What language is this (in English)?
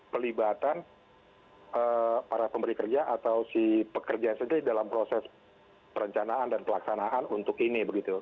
Indonesian